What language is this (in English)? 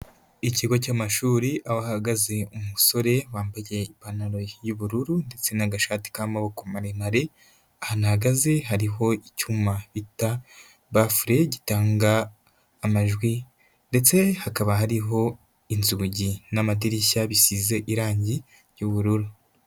Kinyarwanda